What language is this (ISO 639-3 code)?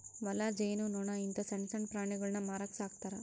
kan